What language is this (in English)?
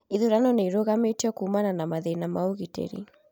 Kikuyu